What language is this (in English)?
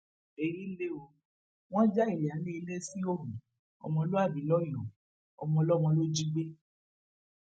Yoruba